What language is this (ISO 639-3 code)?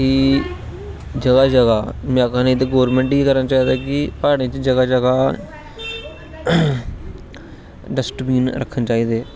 doi